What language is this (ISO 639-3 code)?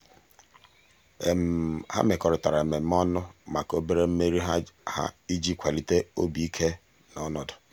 ibo